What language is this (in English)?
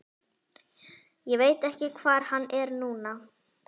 Icelandic